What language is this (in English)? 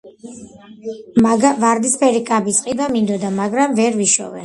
Georgian